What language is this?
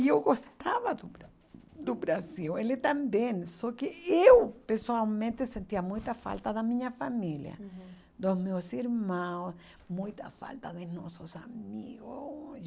Portuguese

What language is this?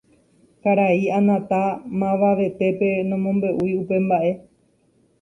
Guarani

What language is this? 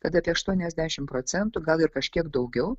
Lithuanian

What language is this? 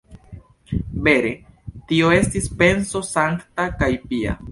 Esperanto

